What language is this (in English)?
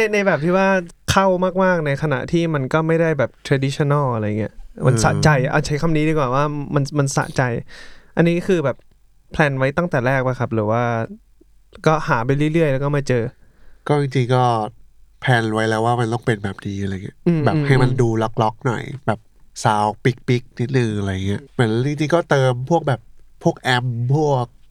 Thai